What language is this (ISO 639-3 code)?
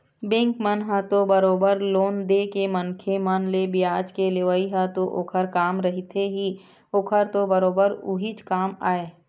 hne